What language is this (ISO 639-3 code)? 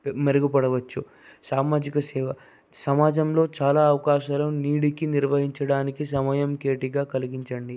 tel